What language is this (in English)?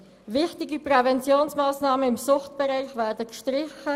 Swiss German